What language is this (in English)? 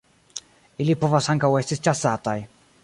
Esperanto